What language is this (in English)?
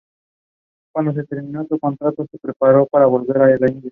Spanish